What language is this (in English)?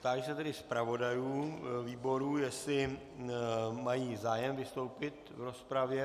Czech